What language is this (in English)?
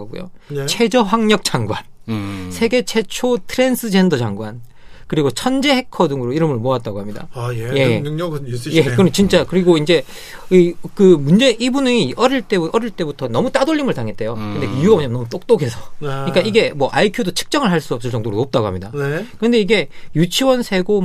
Korean